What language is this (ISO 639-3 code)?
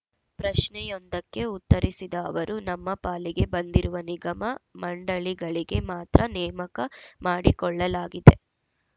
kan